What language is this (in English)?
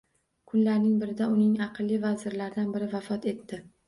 Uzbek